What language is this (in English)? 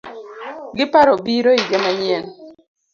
Luo (Kenya and Tanzania)